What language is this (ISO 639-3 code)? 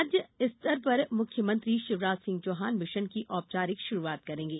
hin